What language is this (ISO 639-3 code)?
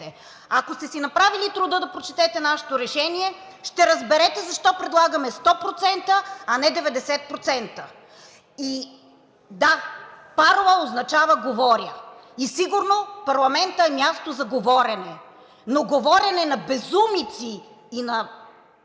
bul